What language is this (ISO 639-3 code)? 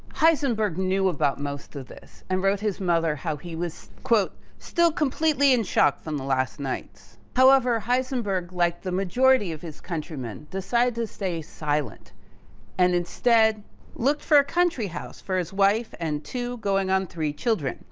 eng